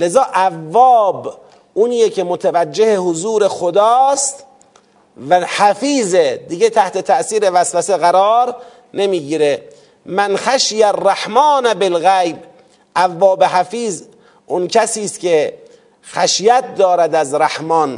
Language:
Persian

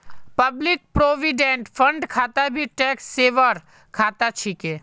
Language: Magahi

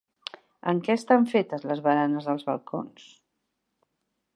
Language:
Catalan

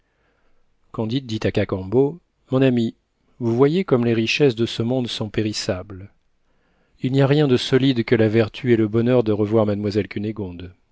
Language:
French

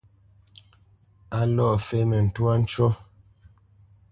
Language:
Bamenyam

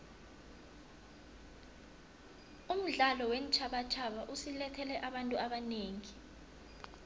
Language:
South Ndebele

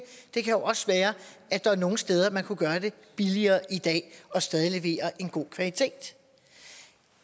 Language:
Danish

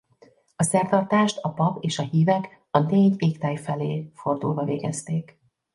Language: Hungarian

